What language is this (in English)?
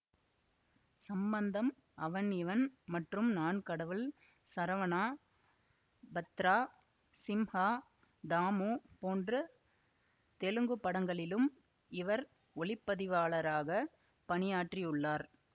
Tamil